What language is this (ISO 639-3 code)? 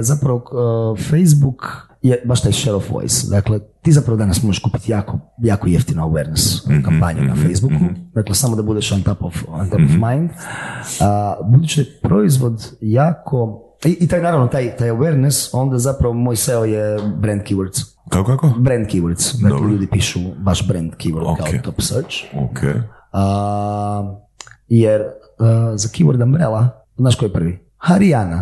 hrv